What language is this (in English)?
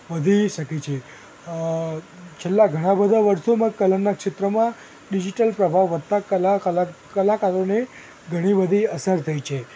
Gujarati